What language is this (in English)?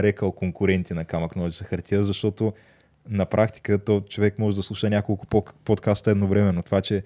Bulgarian